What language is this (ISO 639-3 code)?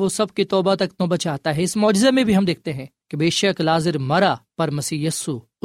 urd